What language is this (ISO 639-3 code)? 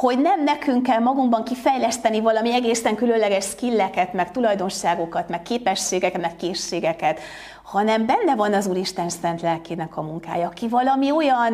hun